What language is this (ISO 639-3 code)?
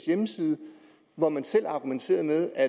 dan